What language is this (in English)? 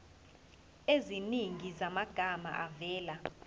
Zulu